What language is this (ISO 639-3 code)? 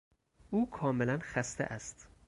fas